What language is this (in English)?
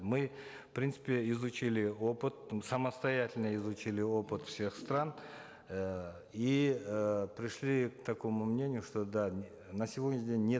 Kazakh